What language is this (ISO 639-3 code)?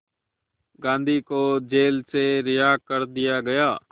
hin